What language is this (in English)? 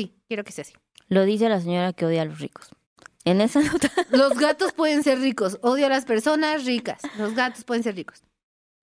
Spanish